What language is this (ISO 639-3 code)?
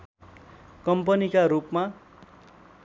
nep